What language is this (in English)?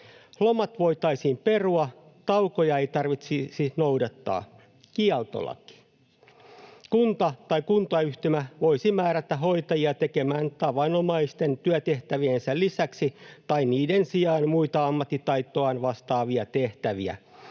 Finnish